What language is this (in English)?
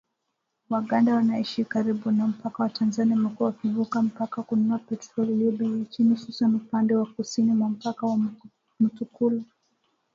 Swahili